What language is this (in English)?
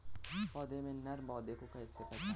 Hindi